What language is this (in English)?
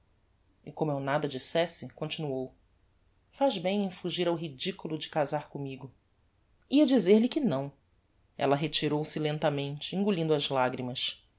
Portuguese